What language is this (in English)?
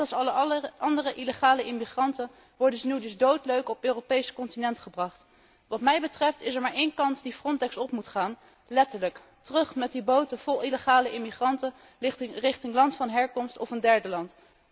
Dutch